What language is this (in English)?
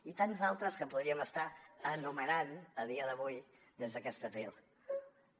Catalan